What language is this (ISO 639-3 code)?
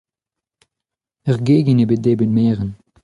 bre